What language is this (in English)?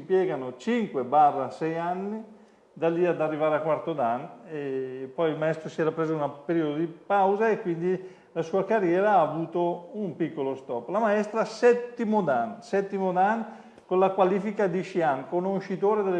Italian